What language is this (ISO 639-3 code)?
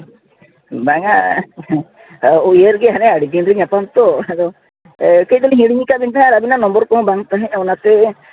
sat